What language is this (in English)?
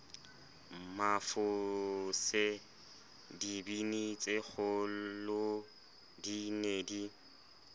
Southern Sotho